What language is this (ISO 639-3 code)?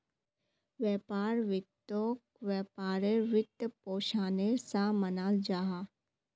mag